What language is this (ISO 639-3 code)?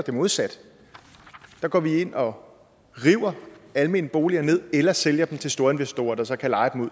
dan